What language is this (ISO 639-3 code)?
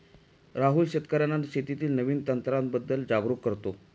mar